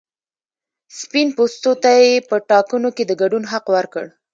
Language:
Pashto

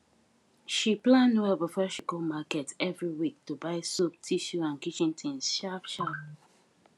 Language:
Nigerian Pidgin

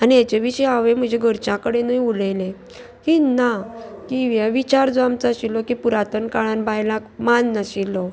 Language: Konkani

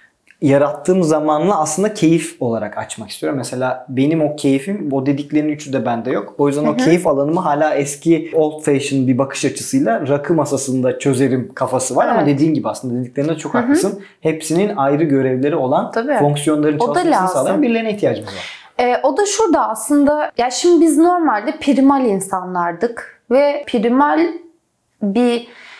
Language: Turkish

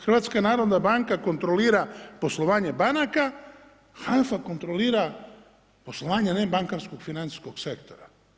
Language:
Croatian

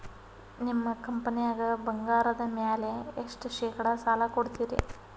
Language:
Kannada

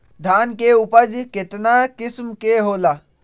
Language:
Magahi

